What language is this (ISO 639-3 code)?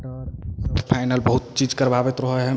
mai